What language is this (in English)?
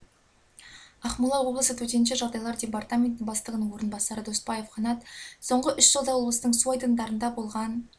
Kazakh